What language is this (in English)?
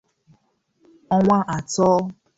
Igbo